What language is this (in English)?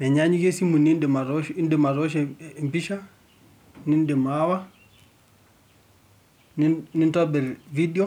Masai